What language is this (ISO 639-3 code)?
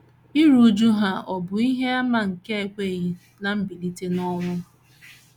ibo